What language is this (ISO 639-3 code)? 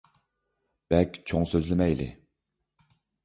uig